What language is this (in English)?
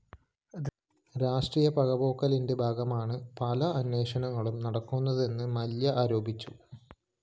Malayalam